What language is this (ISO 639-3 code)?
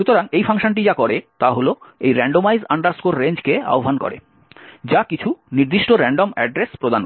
ben